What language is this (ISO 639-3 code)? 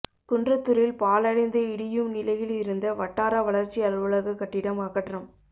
tam